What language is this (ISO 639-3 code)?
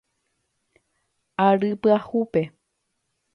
grn